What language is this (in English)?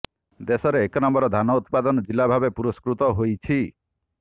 Odia